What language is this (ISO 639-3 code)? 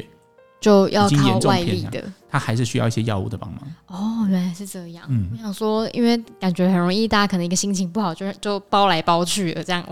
zho